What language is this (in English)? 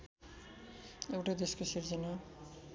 Nepali